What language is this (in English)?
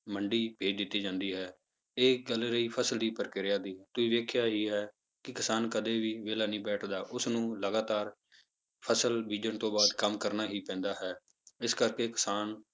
Punjabi